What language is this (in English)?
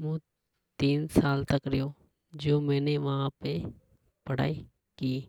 Hadothi